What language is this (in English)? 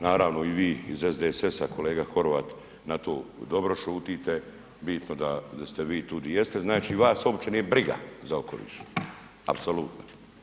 Croatian